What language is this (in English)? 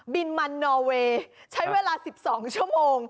Thai